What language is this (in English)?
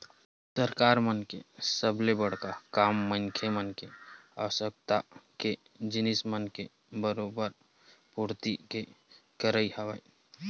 Chhattisgarhi